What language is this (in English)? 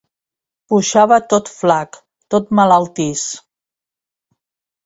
Catalan